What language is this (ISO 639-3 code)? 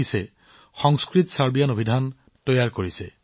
asm